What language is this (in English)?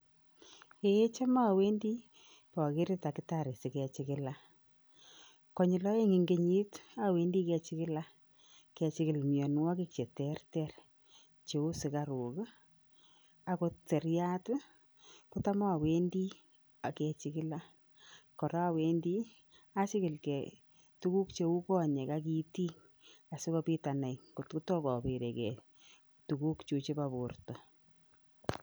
Kalenjin